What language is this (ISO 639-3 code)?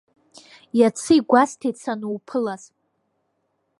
abk